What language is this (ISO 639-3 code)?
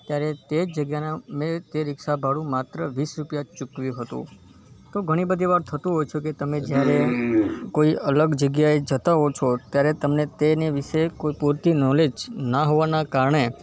guj